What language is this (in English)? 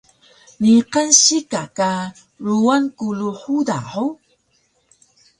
Taroko